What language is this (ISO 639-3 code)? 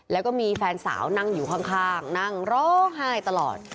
tha